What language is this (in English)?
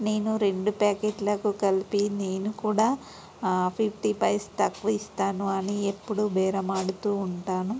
Telugu